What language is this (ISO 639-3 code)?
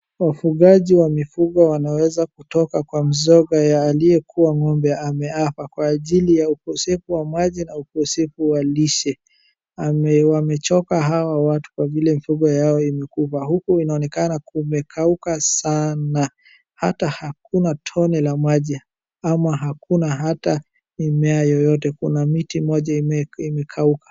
swa